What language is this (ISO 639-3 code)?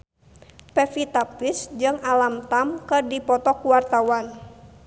sun